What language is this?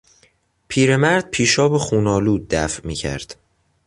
Persian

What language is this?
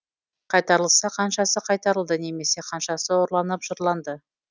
Kazakh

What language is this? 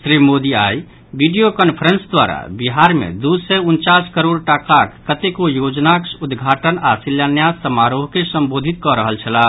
Maithili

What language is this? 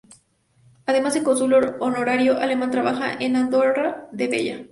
Spanish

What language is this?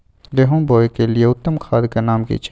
Maithili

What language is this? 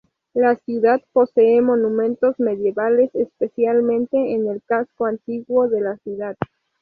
Spanish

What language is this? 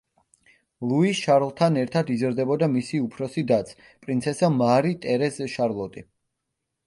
Georgian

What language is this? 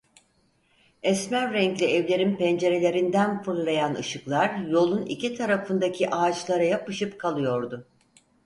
Turkish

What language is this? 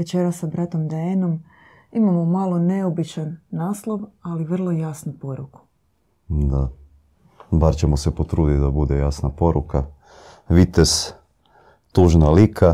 Croatian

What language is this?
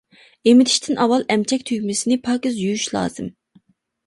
Uyghur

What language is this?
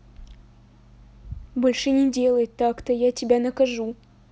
Russian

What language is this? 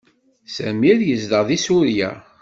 Kabyle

